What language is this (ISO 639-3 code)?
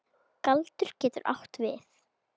isl